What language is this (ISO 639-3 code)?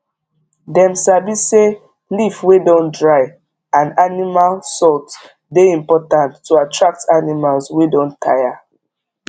pcm